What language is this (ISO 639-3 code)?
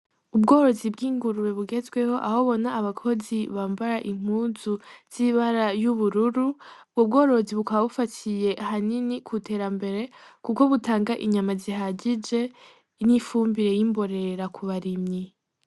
run